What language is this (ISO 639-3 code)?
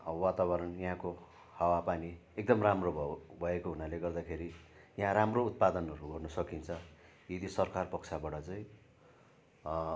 nep